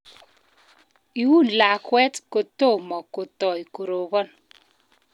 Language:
Kalenjin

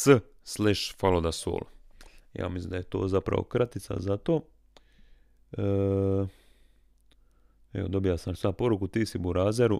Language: Croatian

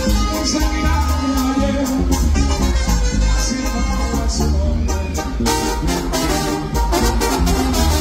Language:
Arabic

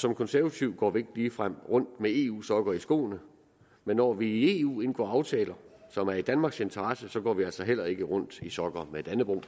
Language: Danish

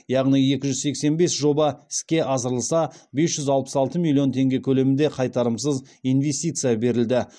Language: Kazakh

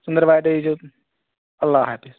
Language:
Kashmiri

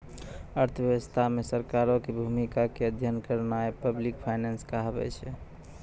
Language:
Maithili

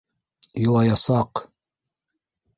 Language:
Bashkir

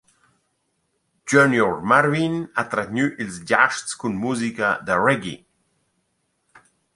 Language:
Romansh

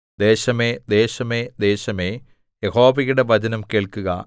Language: Malayalam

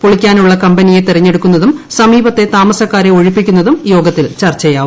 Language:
Malayalam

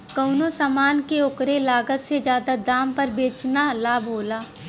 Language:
Bhojpuri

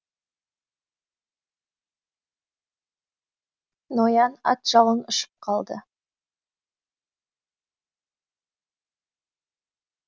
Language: Kazakh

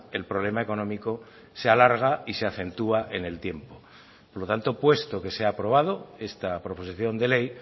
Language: Spanish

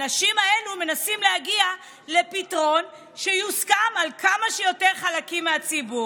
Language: Hebrew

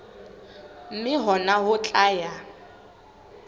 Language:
Southern Sotho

